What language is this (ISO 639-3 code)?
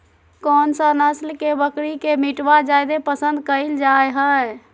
mag